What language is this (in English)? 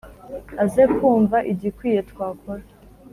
Kinyarwanda